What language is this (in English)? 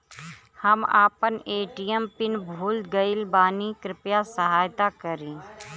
Bhojpuri